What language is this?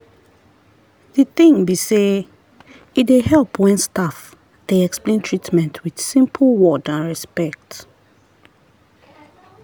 Nigerian Pidgin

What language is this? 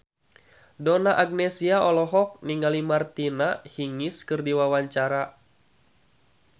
Sundanese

